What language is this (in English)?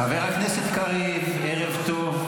Hebrew